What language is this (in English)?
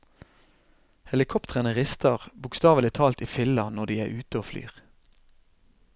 Norwegian